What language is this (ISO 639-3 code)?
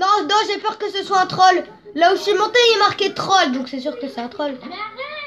fra